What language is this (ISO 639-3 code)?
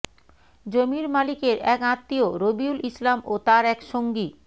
ben